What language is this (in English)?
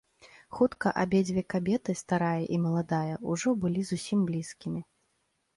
Belarusian